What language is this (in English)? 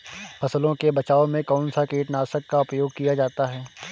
Hindi